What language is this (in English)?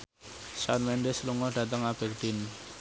Javanese